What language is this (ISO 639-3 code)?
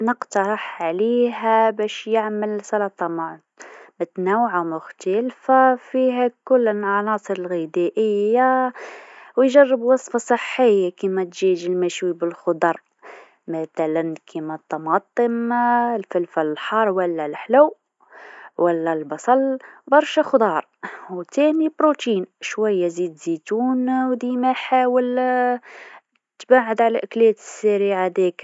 aeb